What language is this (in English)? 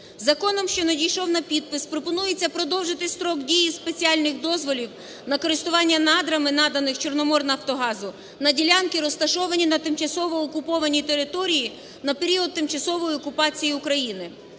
Ukrainian